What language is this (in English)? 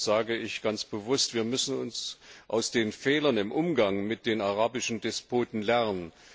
German